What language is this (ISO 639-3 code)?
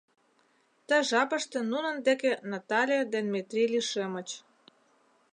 chm